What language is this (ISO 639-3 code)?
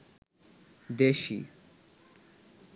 ben